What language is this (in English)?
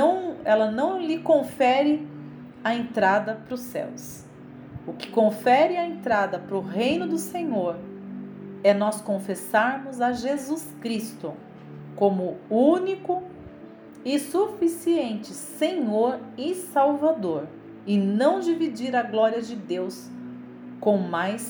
Portuguese